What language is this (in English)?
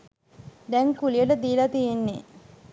Sinhala